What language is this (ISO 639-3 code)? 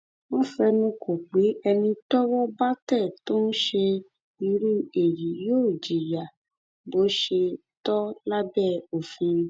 yor